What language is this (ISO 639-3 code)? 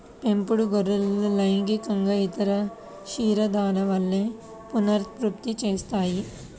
tel